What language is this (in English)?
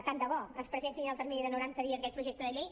Catalan